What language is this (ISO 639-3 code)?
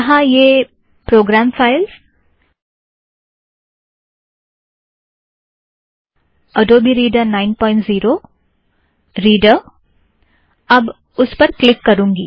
hin